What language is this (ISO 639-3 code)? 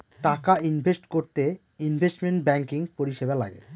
ben